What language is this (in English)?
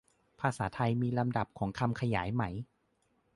Thai